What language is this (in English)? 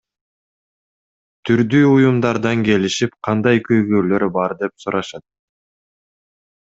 Kyrgyz